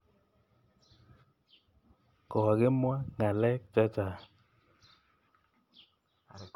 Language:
Kalenjin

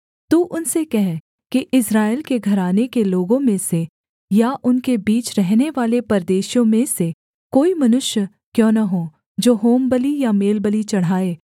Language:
Hindi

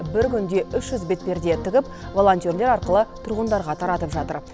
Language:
Kazakh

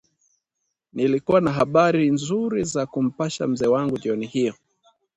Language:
Swahili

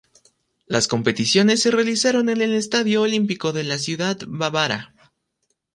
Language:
Spanish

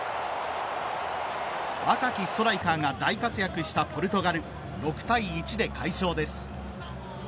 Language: Japanese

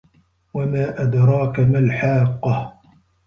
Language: Arabic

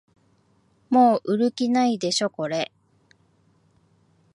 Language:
Japanese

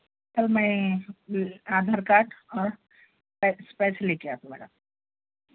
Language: Urdu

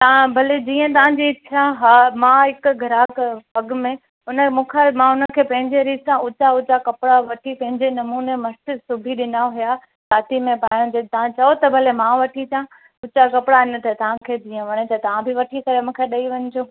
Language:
Sindhi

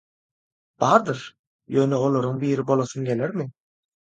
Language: Turkmen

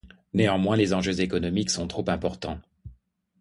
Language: French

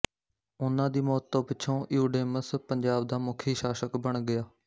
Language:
Punjabi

